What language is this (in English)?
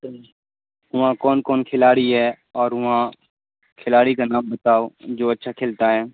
Urdu